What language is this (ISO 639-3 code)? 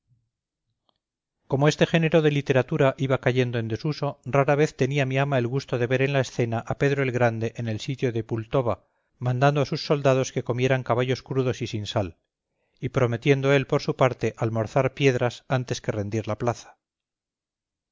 spa